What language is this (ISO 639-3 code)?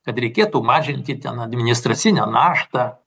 lit